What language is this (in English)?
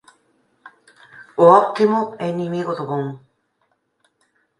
Galician